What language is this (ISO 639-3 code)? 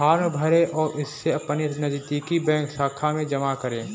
hin